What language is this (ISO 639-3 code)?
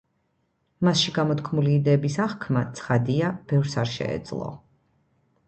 kat